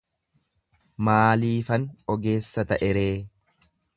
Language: Oromo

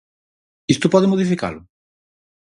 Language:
Galician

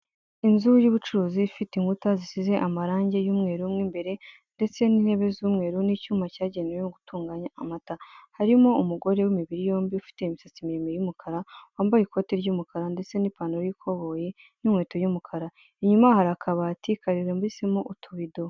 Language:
Kinyarwanda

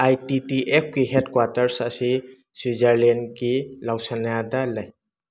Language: Manipuri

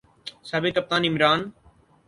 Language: Urdu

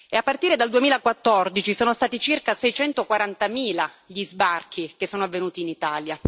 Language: Italian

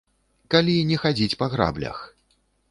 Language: Belarusian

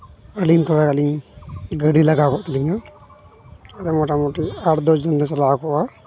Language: Santali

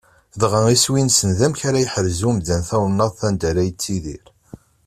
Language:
Kabyle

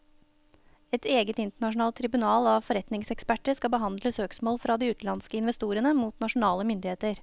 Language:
Norwegian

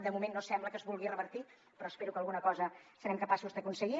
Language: Catalan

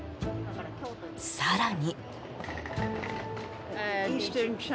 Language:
Japanese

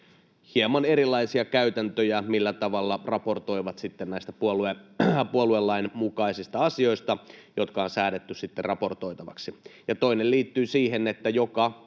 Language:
Finnish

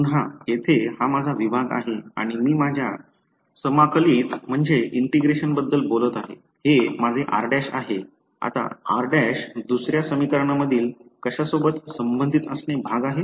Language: Marathi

